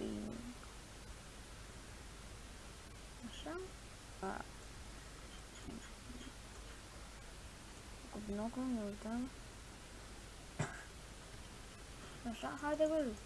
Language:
Romanian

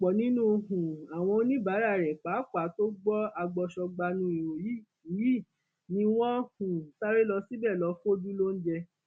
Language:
Yoruba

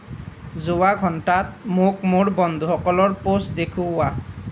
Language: Assamese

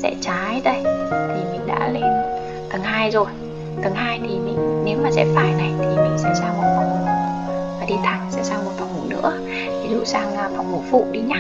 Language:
Vietnamese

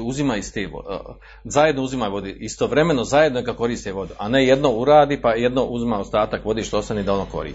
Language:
Croatian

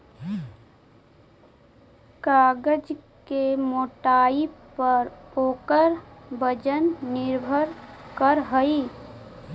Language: Magahi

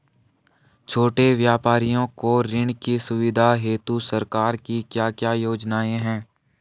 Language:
Hindi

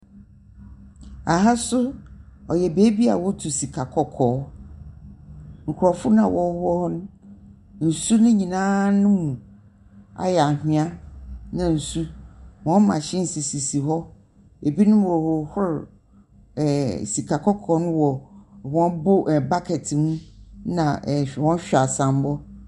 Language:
Akan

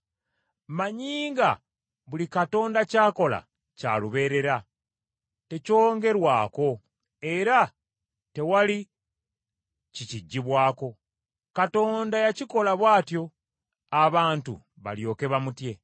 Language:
Ganda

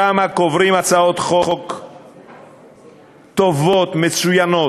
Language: Hebrew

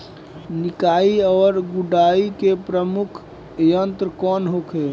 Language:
Bhojpuri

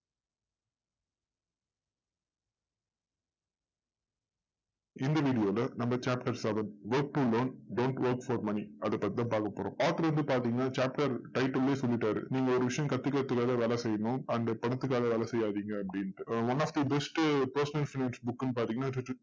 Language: Tamil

